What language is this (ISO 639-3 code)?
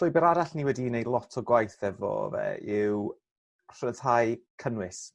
cym